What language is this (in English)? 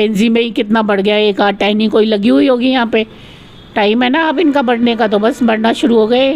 Hindi